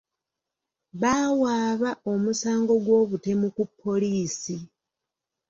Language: Ganda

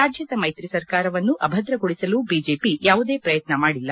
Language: Kannada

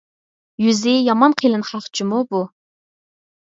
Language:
Uyghur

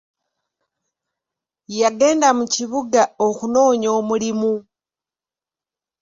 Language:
Ganda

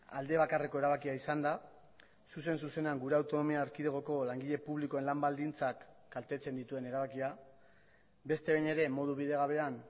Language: Basque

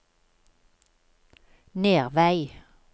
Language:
Norwegian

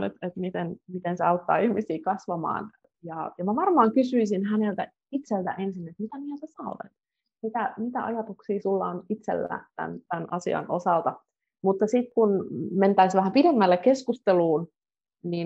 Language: Finnish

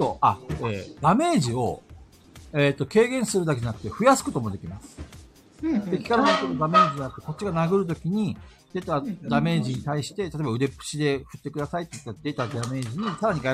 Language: Japanese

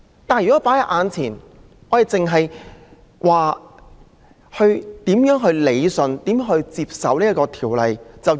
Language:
Cantonese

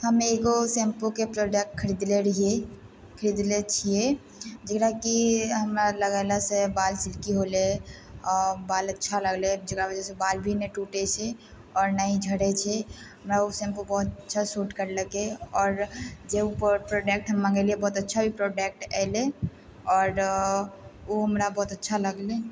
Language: Maithili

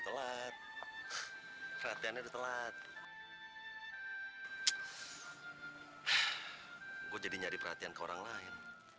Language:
Indonesian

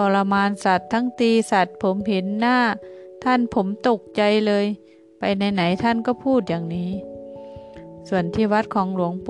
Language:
Thai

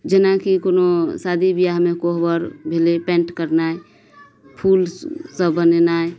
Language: Maithili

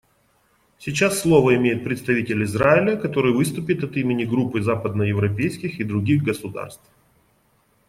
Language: Russian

